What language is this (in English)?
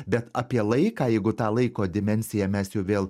Lithuanian